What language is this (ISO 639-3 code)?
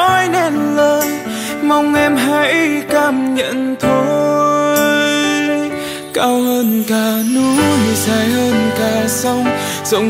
vie